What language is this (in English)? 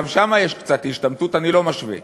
Hebrew